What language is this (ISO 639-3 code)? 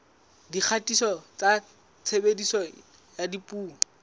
sot